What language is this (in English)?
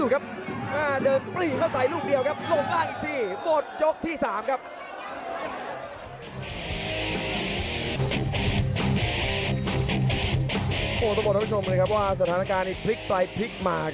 Thai